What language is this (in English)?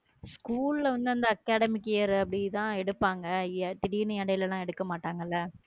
Tamil